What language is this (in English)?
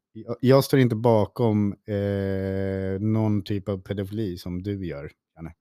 Swedish